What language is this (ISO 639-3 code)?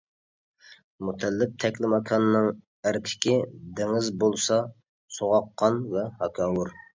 uig